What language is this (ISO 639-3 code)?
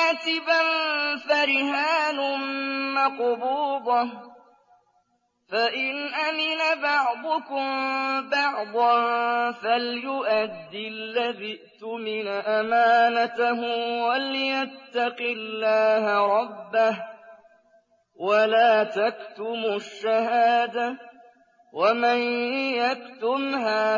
ara